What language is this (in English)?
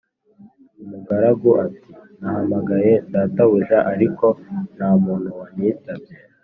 Kinyarwanda